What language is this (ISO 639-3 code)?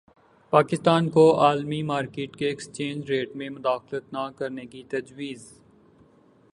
urd